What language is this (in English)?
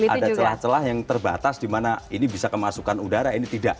Indonesian